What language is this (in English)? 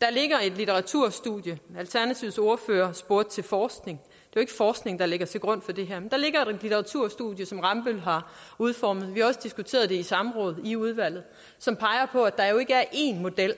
Danish